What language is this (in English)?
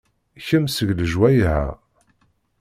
Kabyle